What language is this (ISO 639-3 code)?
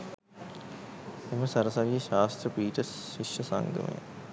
sin